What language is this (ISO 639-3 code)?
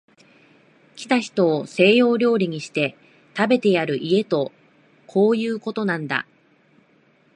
jpn